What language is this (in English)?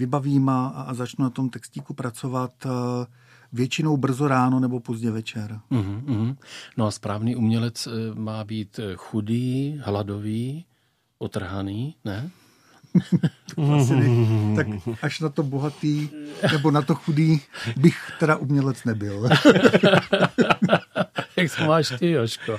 Czech